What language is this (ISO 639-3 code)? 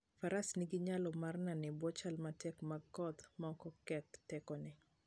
luo